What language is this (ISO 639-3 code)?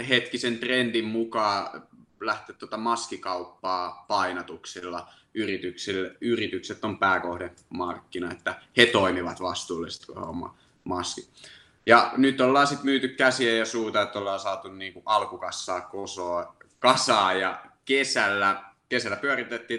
fin